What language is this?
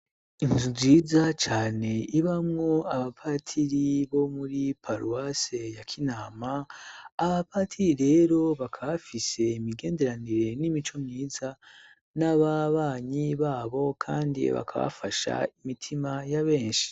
Rundi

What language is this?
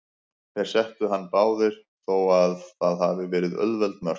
Icelandic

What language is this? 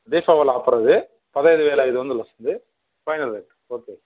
Telugu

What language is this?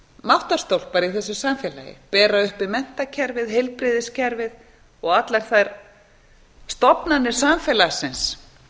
Icelandic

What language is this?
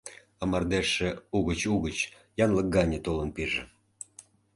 Mari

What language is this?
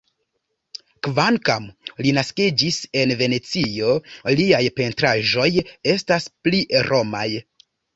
Esperanto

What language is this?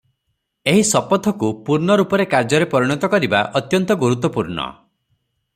Odia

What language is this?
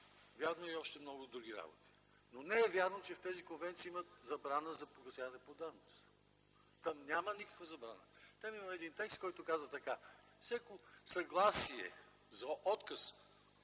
Bulgarian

